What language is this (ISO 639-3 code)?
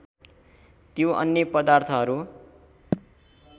nep